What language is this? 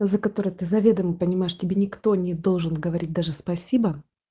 Russian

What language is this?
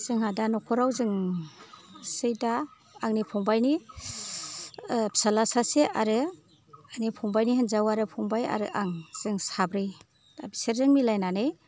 Bodo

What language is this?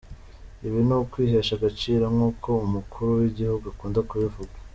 Kinyarwanda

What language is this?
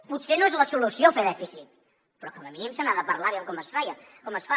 Catalan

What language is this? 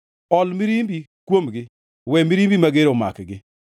Luo (Kenya and Tanzania)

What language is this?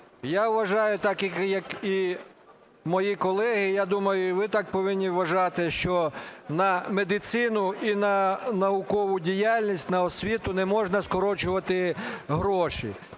Ukrainian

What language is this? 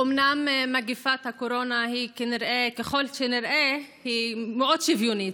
Hebrew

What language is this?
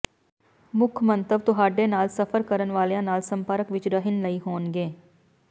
Punjabi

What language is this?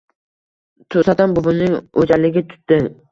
Uzbek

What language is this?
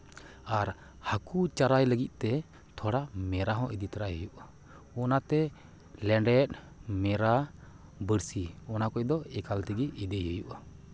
Santali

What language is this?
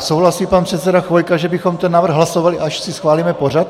Czech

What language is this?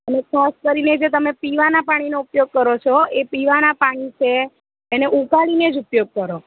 Gujarati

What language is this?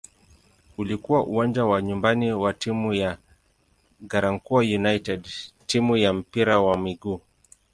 Swahili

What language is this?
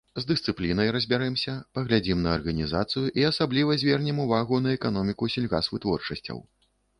Belarusian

